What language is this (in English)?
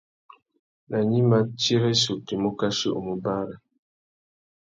Tuki